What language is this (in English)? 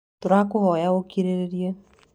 Kikuyu